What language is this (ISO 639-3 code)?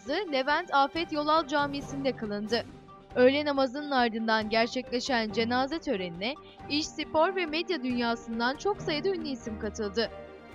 tur